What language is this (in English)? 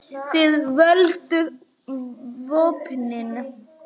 Icelandic